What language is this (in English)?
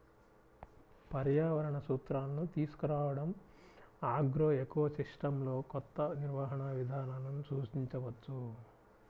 Telugu